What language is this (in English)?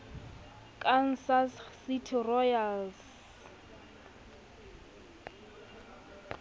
Southern Sotho